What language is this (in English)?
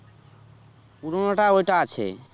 Bangla